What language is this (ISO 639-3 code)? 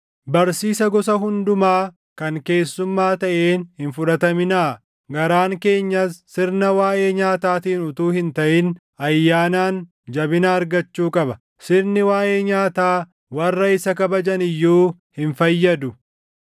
orm